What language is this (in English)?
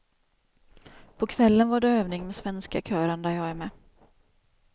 Swedish